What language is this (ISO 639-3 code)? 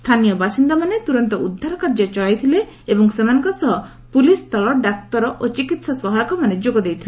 ori